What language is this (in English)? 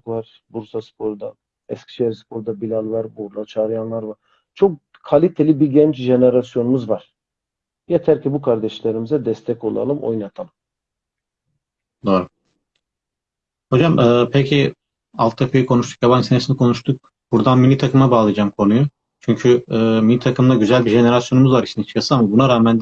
Turkish